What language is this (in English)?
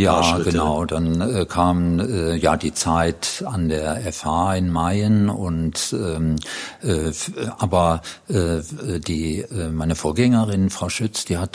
German